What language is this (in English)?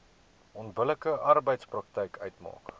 Afrikaans